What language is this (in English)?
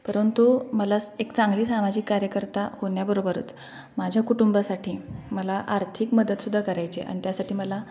Marathi